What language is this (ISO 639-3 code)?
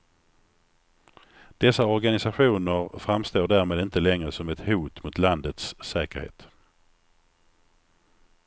swe